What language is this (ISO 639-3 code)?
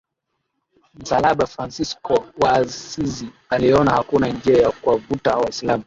swa